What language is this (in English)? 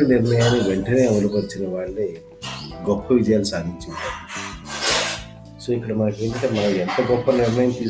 Telugu